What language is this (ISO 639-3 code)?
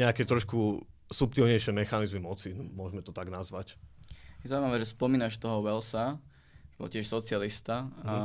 slk